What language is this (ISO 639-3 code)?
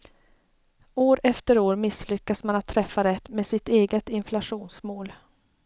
swe